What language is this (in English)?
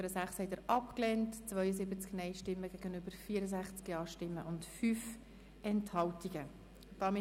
Swiss German